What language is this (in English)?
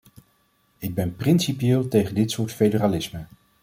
Dutch